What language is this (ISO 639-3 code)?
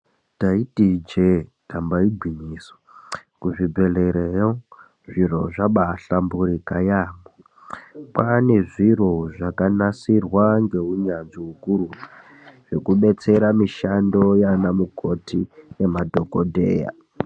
ndc